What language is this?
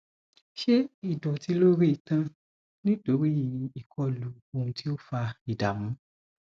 Yoruba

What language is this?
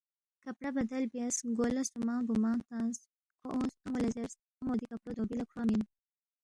Balti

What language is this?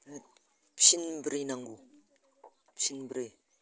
Bodo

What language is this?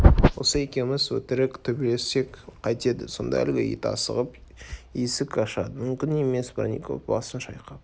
Kazakh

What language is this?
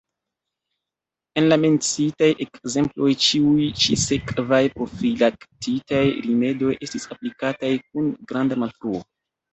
Esperanto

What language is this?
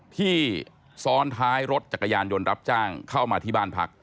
Thai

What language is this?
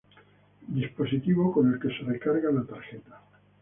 Spanish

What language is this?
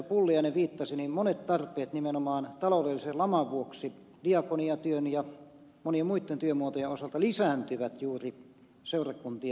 Finnish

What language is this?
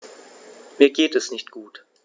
German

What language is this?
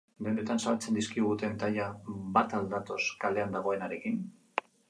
Basque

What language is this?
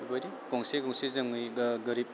Bodo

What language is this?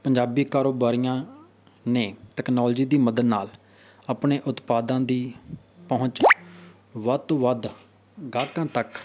Punjabi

